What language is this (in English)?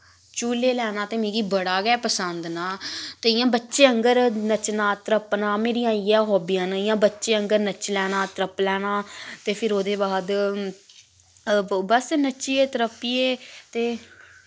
Dogri